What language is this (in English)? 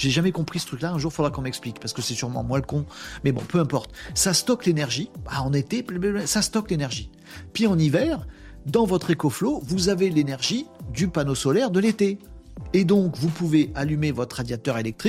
French